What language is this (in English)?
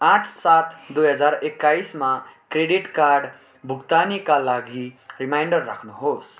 Nepali